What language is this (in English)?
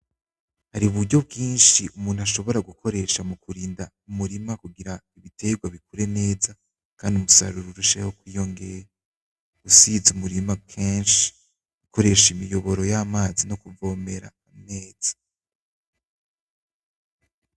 Rundi